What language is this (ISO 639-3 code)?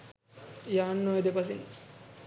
sin